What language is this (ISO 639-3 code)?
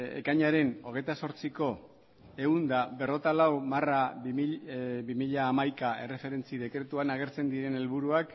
eus